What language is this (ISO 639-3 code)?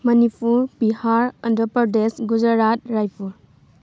mni